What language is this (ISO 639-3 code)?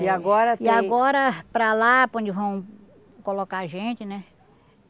por